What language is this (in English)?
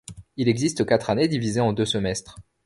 French